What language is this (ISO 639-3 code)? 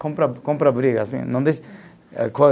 por